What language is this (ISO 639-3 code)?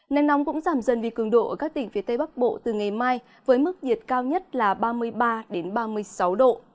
vie